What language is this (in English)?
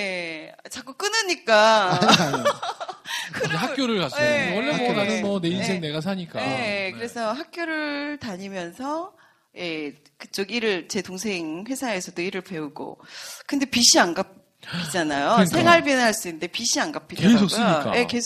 Korean